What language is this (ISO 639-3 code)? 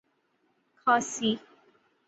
urd